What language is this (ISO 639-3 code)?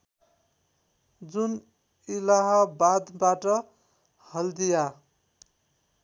nep